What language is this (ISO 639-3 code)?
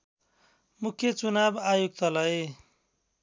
nep